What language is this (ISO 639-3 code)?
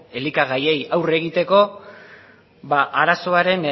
eus